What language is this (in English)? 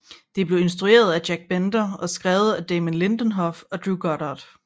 Danish